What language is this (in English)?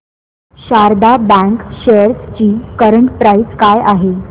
Marathi